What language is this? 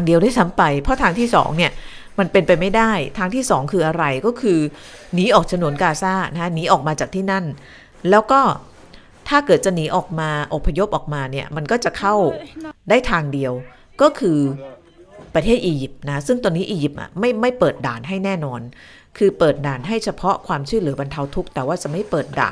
Thai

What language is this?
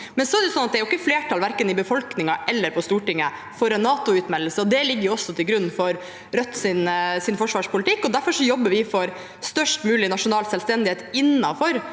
Norwegian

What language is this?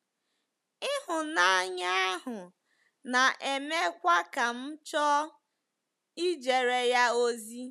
Igbo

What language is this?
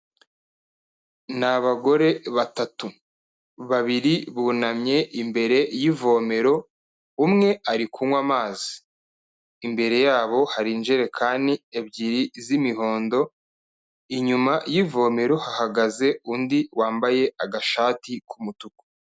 Kinyarwanda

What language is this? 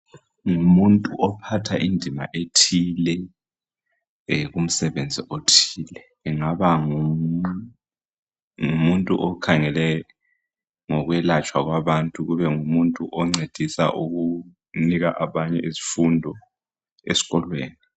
North Ndebele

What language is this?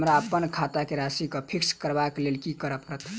Maithili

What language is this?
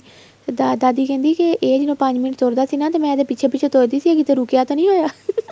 Punjabi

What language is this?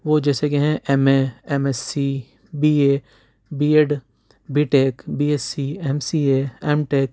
Urdu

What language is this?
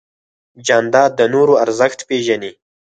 Pashto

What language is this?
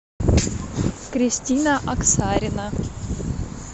Russian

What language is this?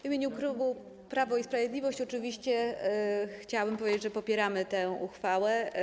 Polish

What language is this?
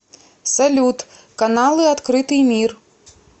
Russian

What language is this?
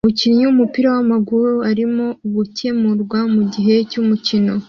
Kinyarwanda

